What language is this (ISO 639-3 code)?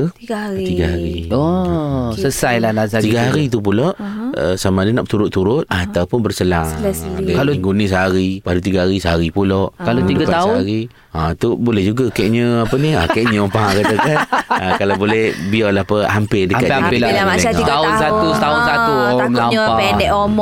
msa